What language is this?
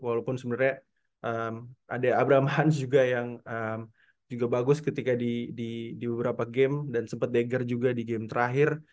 Indonesian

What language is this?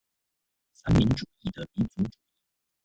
Chinese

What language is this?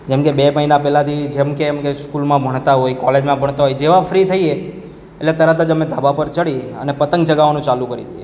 Gujarati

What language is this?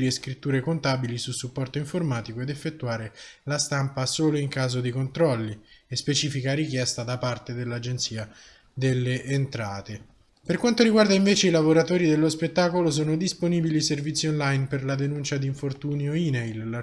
Italian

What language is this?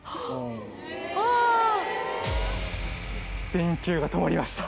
Japanese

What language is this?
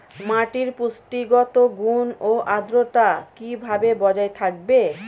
Bangla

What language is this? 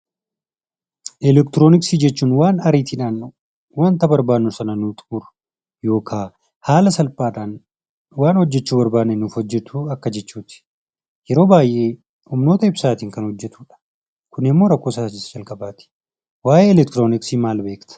Oromo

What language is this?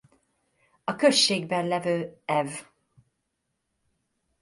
Hungarian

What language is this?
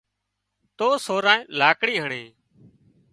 Wadiyara Koli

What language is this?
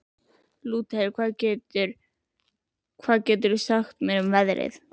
Icelandic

